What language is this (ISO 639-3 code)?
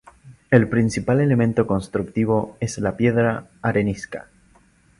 spa